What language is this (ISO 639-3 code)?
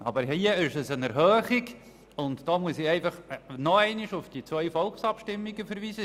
gsw